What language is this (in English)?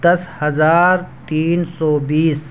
Urdu